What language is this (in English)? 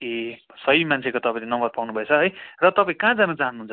Nepali